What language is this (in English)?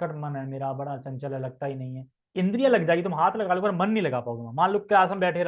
Hindi